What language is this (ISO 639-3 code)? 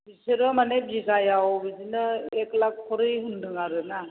brx